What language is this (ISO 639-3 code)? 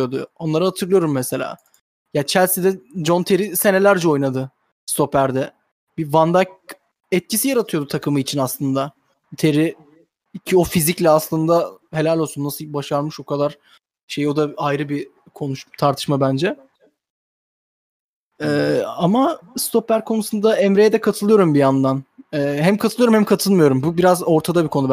tur